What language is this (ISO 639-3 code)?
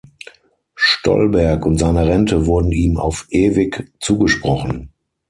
deu